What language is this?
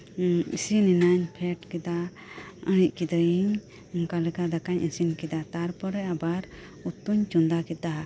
Santali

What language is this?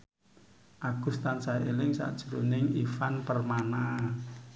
Javanese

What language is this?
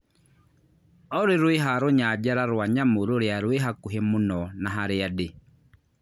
Kikuyu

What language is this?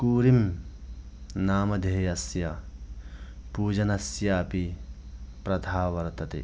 Sanskrit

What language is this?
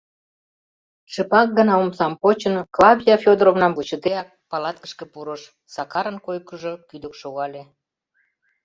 Mari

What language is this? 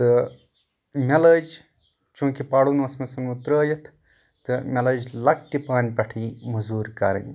Kashmiri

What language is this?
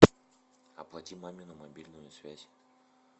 Russian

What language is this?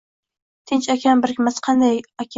Uzbek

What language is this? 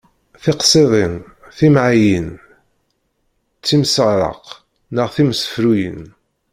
Kabyle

